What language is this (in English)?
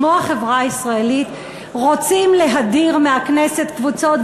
Hebrew